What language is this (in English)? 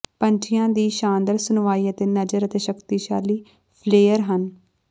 Punjabi